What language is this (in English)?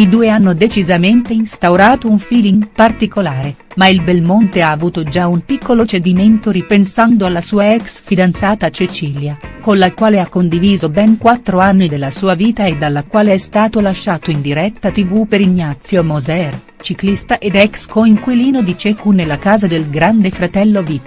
Italian